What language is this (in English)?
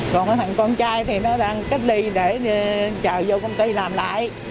Vietnamese